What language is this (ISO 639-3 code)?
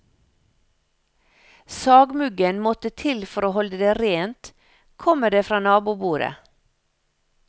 nor